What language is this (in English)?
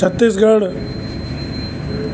Sindhi